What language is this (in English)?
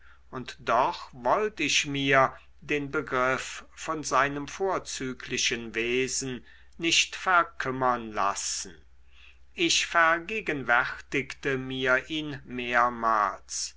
German